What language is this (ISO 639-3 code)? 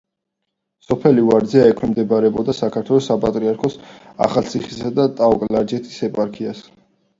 kat